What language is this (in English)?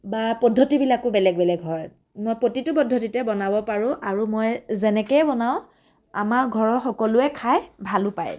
Assamese